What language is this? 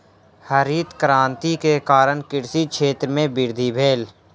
Maithili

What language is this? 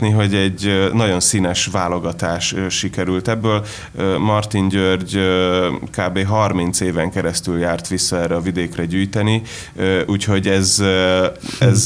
Hungarian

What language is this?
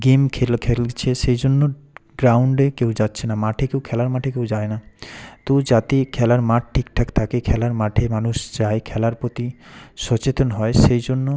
Bangla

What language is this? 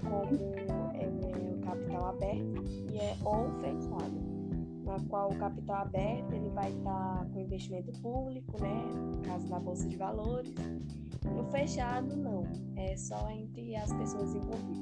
Portuguese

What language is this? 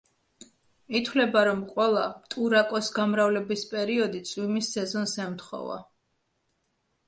Georgian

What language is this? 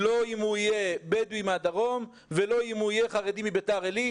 Hebrew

